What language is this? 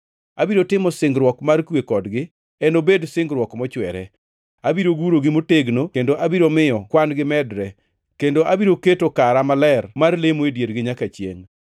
Luo (Kenya and Tanzania)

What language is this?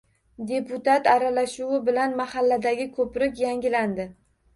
Uzbek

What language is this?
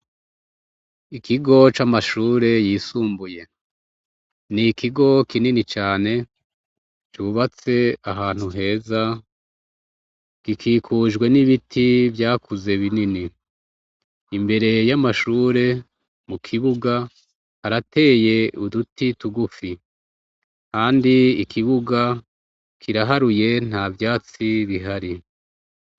Rundi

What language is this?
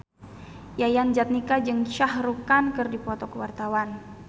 Sundanese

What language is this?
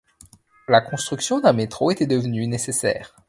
French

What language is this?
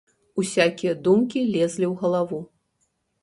Belarusian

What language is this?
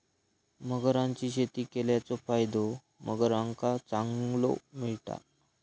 Marathi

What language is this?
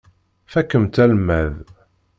Kabyle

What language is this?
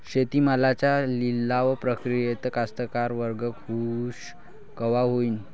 Marathi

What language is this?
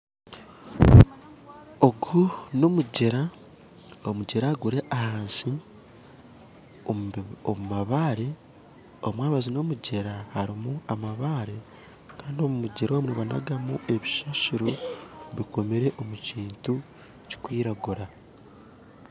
Nyankole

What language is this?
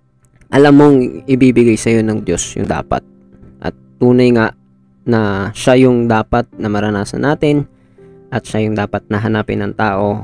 Filipino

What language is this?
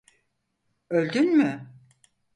Turkish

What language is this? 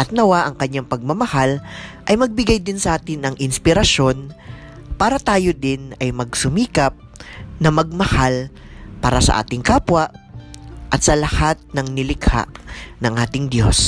Filipino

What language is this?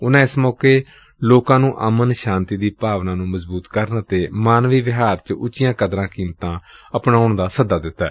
Punjabi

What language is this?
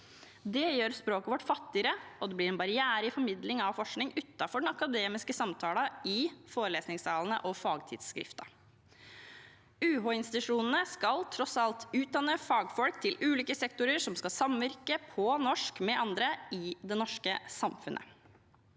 Norwegian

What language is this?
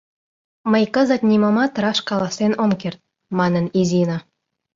Mari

